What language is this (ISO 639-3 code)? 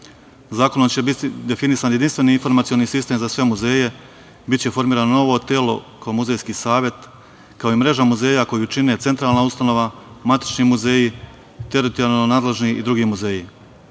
srp